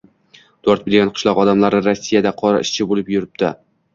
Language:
Uzbek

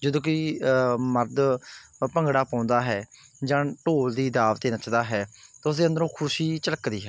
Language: Punjabi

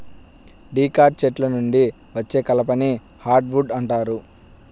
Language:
Telugu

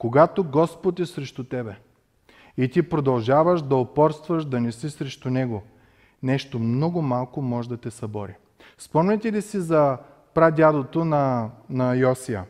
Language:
Bulgarian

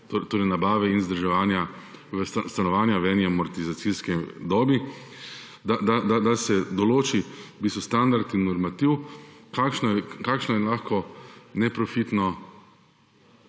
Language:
Slovenian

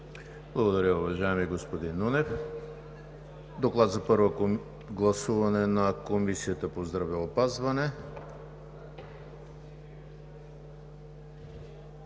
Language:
Bulgarian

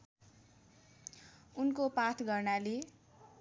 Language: Nepali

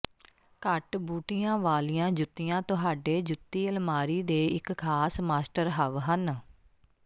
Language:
Punjabi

